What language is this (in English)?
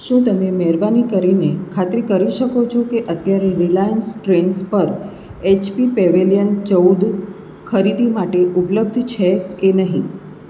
Gujarati